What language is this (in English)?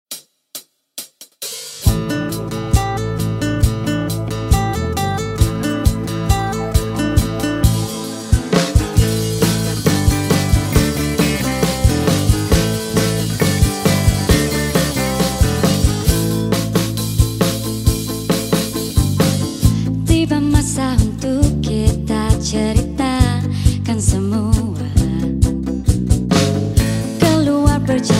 Malay